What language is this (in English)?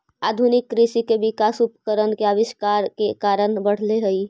Magahi